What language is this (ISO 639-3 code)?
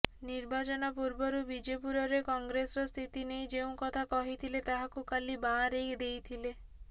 ori